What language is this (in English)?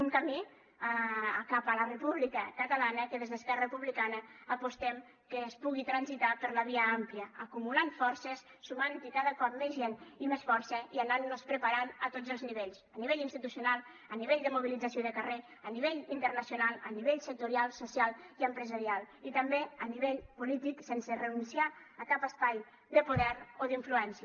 Catalan